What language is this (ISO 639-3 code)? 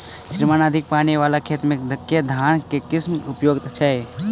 mai